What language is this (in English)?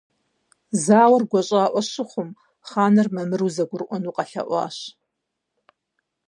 Kabardian